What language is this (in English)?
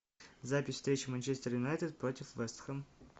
Russian